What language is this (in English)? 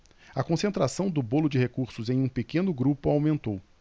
Portuguese